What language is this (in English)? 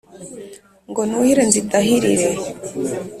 Kinyarwanda